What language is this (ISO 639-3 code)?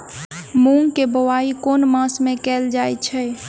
mai